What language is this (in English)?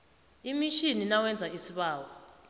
South Ndebele